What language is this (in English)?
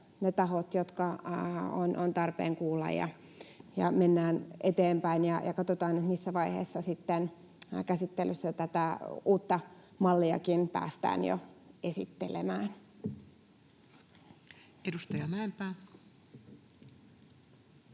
Finnish